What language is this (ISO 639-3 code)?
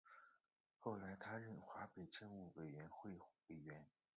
zho